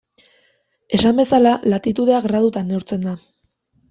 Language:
Basque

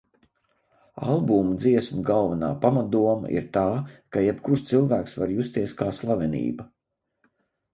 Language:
Latvian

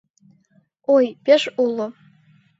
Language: Mari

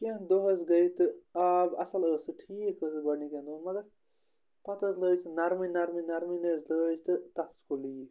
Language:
Kashmiri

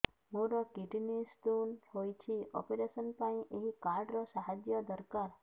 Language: Odia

